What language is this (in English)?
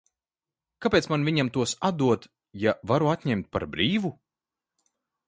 Latvian